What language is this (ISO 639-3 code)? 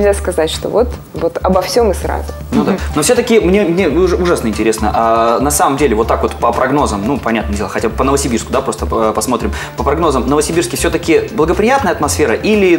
rus